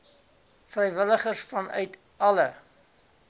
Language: Afrikaans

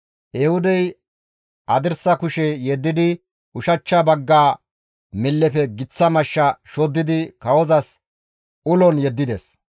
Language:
Gamo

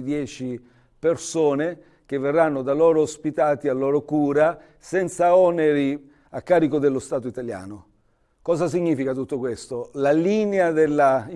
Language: Italian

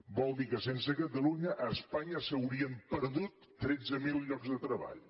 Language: Catalan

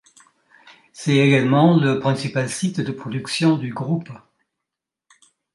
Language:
French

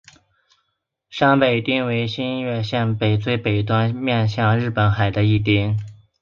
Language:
Chinese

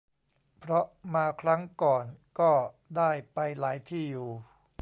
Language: Thai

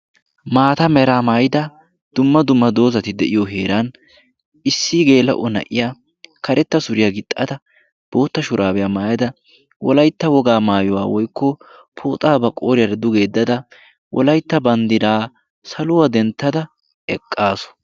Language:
Wolaytta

